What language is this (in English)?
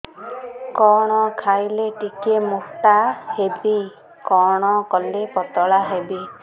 Odia